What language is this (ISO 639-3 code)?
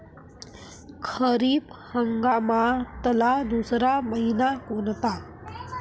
mar